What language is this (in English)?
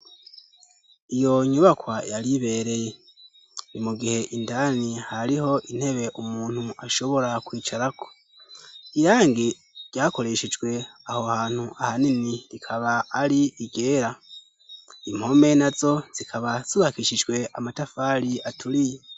Rundi